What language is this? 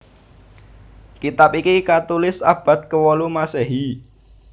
Javanese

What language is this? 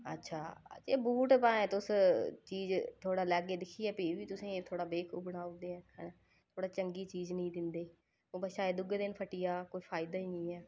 Dogri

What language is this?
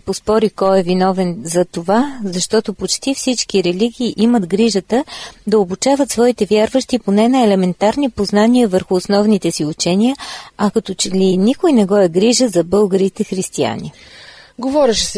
Bulgarian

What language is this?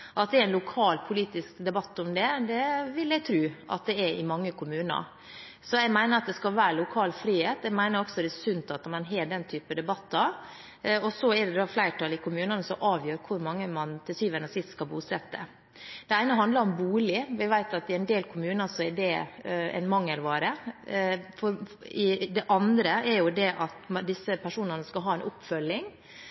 Norwegian Bokmål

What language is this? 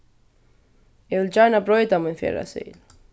Faroese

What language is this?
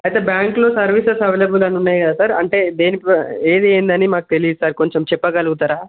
Telugu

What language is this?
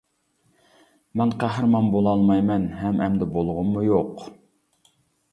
Uyghur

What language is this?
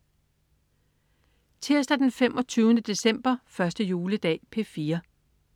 Danish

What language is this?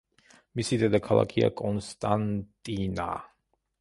Georgian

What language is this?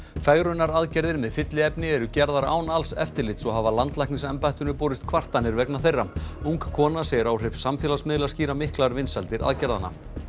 Icelandic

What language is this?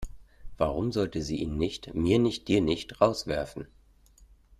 German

